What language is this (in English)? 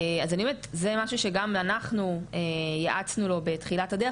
Hebrew